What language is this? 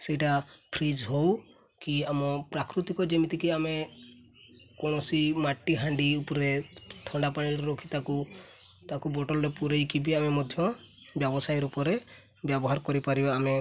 Odia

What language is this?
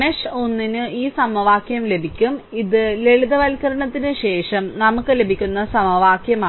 Malayalam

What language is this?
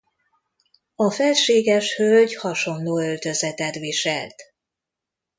Hungarian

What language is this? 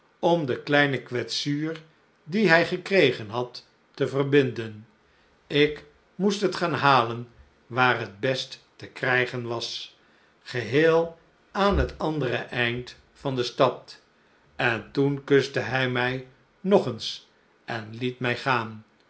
Dutch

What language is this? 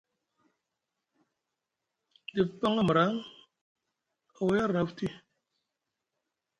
Musgu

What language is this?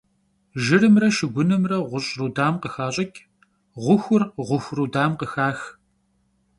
Kabardian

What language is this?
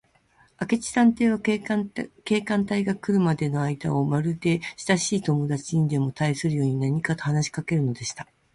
Japanese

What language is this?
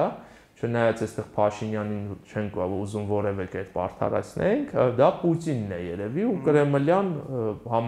Romanian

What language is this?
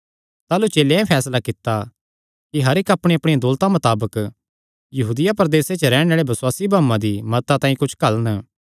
Kangri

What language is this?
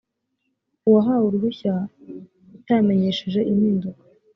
Kinyarwanda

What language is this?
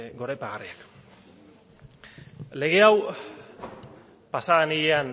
Basque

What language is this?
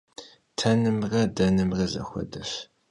Kabardian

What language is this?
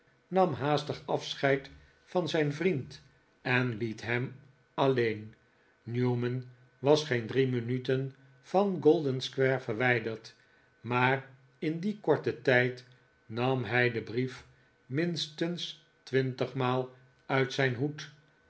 Dutch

